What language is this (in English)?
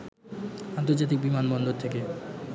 Bangla